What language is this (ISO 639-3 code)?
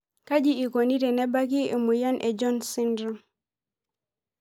mas